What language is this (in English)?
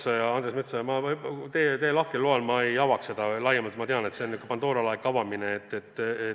Estonian